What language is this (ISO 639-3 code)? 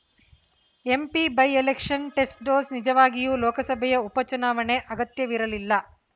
kan